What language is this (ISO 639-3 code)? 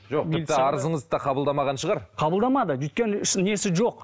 kaz